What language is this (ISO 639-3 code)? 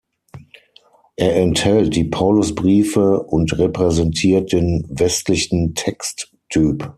deu